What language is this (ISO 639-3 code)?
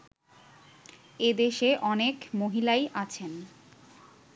ben